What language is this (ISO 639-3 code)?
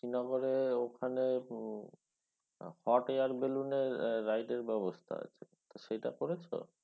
ben